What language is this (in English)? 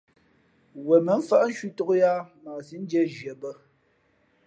Fe'fe'